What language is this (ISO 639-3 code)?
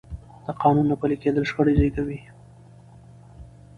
pus